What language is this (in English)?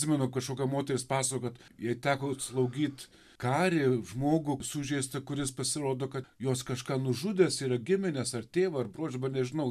Lithuanian